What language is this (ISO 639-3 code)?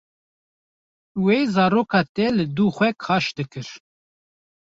kur